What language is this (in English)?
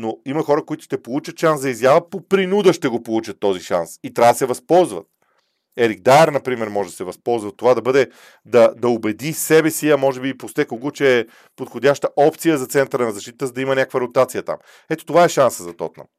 Bulgarian